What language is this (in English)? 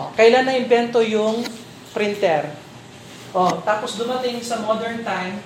Filipino